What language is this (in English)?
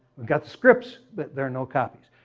English